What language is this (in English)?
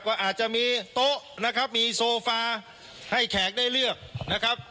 Thai